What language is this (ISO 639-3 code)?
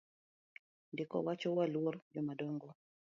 luo